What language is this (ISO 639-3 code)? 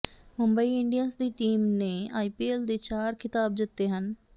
pan